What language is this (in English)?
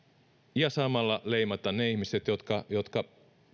Finnish